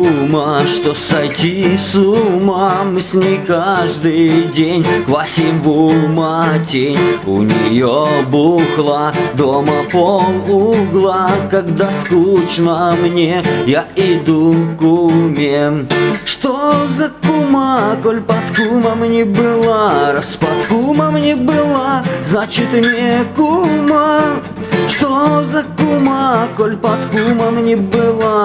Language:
Russian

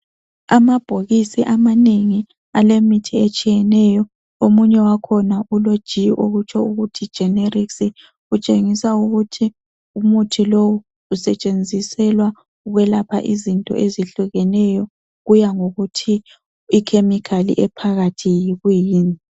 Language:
North Ndebele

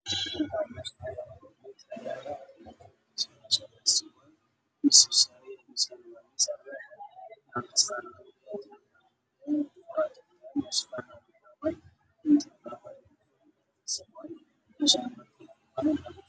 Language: Somali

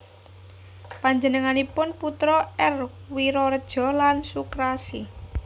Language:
Javanese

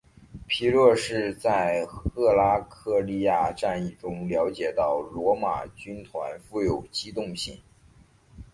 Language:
Chinese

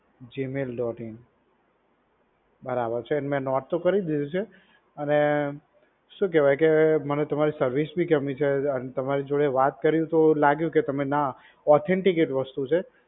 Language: Gujarati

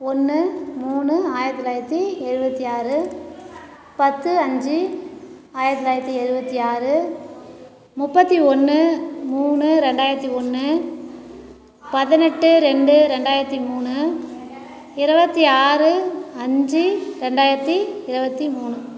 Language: Tamil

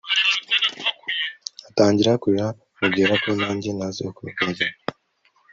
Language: Kinyarwanda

